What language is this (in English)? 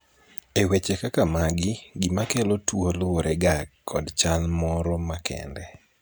Luo (Kenya and Tanzania)